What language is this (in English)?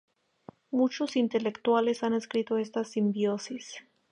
Spanish